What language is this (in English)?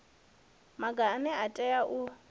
Venda